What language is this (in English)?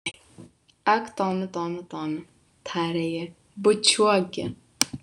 Lithuanian